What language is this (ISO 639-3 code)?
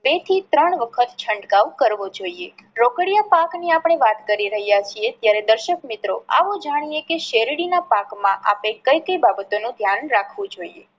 guj